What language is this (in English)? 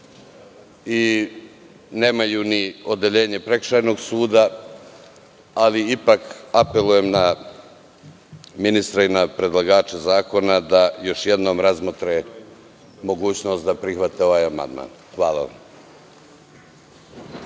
Serbian